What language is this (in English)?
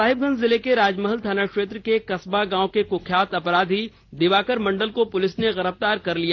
Hindi